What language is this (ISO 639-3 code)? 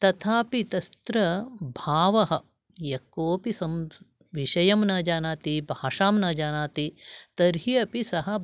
san